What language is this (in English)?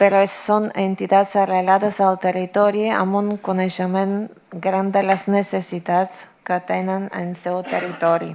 Catalan